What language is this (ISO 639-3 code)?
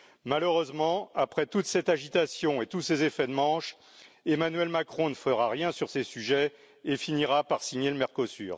fra